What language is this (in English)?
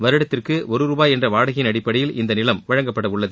Tamil